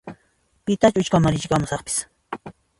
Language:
Puno Quechua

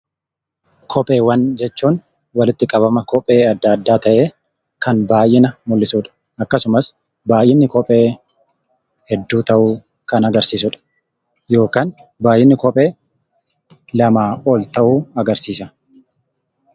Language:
Oromo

